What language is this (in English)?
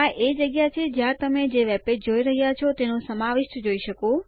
Gujarati